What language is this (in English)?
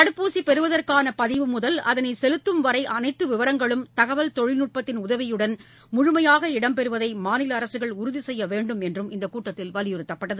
Tamil